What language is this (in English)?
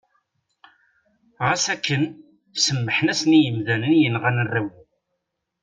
Kabyle